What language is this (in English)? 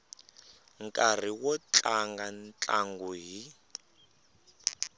Tsonga